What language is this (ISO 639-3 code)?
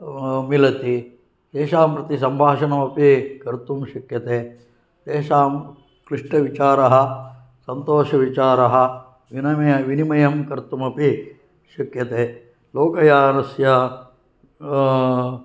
san